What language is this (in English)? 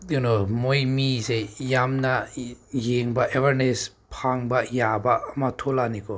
Manipuri